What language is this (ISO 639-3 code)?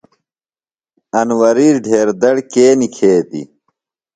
phl